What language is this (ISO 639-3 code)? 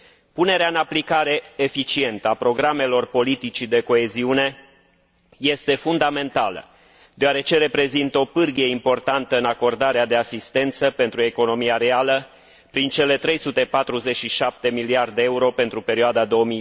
ron